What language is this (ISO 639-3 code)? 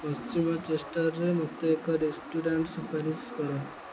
ori